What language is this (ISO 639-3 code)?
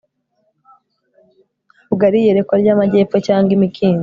kin